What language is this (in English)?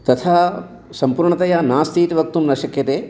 Sanskrit